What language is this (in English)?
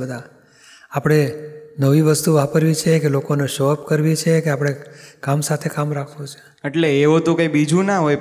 Gujarati